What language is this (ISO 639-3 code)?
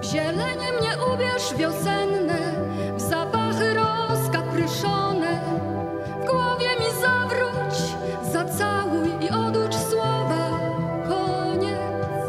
pol